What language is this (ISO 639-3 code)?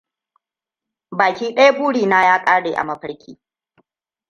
hau